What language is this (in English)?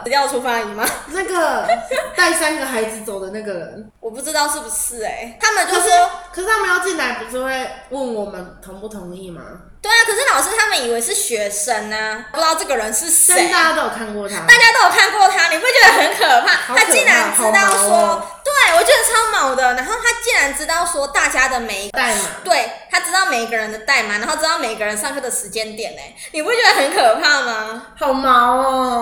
Chinese